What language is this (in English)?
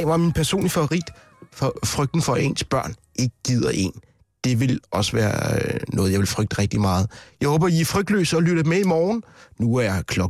Danish